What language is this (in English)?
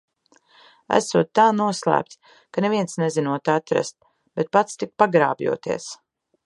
Latvian